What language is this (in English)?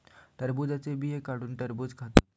Marathi